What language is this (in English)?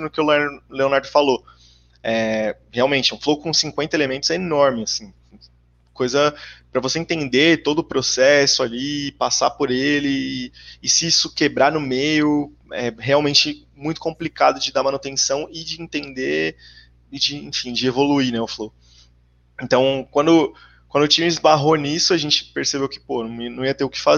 Portuguese